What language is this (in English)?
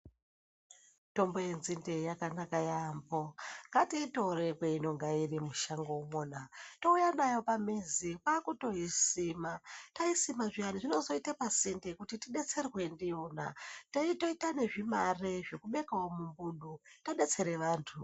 Ndau